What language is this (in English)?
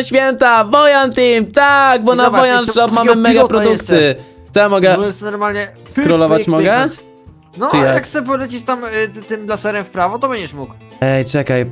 Polish